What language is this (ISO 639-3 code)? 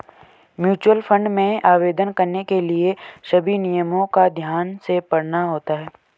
hin